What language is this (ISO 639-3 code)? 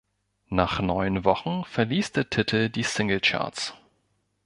deu